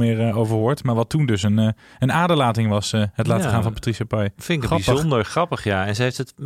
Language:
Dutch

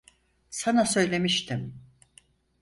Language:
Turkish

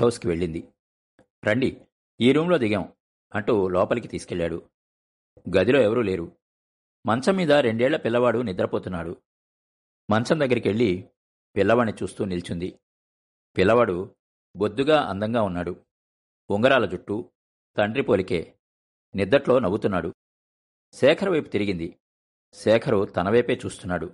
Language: Telugu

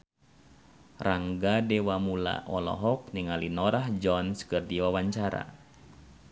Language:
Sundanese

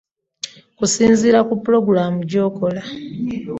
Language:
Ganda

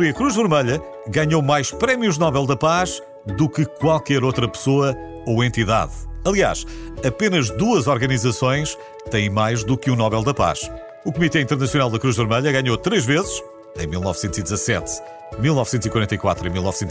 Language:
Portuguese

